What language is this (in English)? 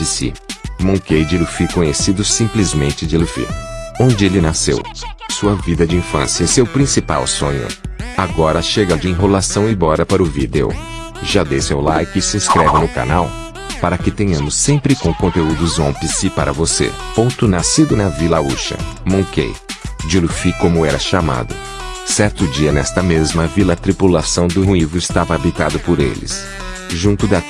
Portuguese